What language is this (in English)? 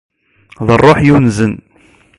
Kabyle